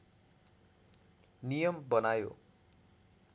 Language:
Nepali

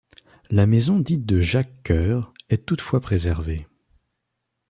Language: French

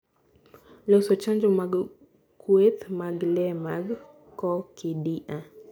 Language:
Luo (Kenya and Tanzania)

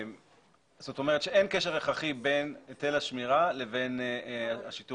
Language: Hebrew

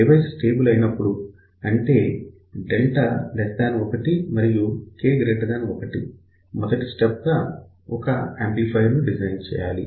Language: Telugu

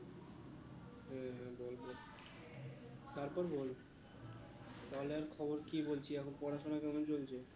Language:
Bangla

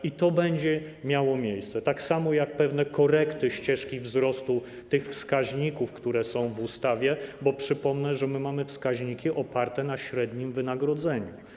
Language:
Polish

